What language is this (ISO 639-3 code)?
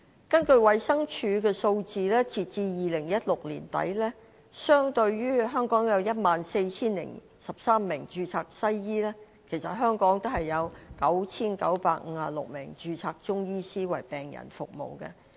yue